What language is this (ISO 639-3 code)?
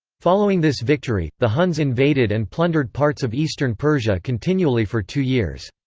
eng